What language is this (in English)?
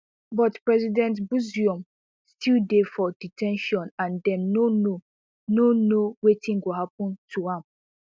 Nigerian Pidgin